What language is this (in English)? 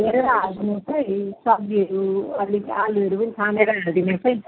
Nepali